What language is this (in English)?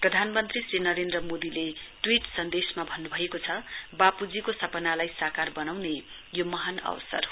Nepali